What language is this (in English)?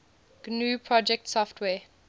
English